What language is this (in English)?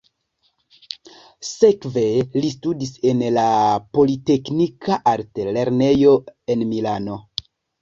Esperanto